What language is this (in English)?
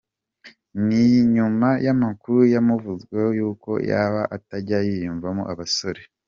Kinyarwanda